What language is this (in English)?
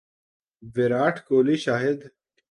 Urdu